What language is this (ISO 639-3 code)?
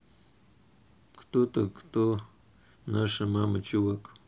rus